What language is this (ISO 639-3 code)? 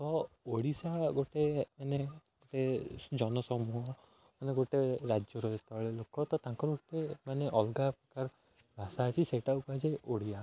ori